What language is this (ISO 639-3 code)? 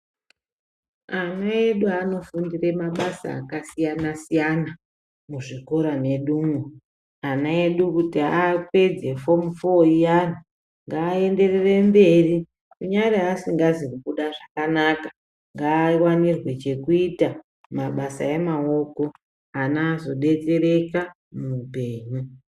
ndc